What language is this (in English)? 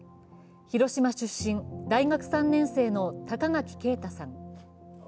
Japanese